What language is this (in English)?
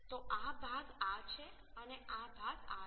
Gujarati